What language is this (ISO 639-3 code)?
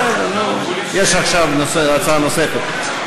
heb